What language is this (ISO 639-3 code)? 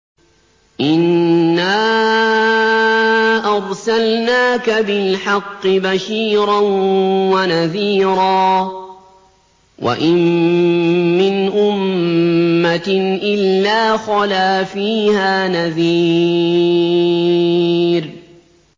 ara